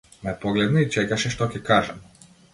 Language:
Macedonian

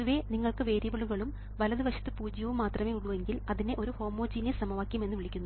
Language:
Malayalam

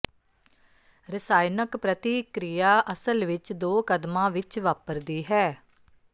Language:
Punjabi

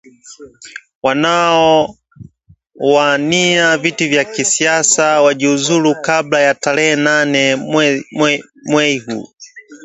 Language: Swahili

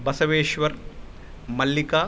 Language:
Sanskrit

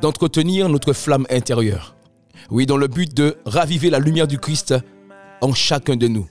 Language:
French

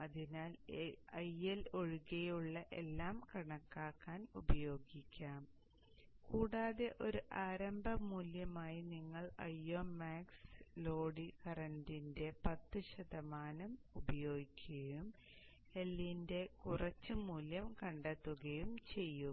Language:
Malayalam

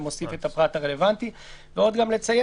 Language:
Hebrew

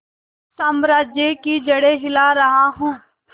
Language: Hindi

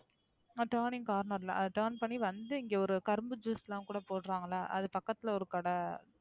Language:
Tamil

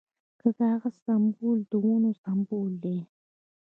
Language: Pashto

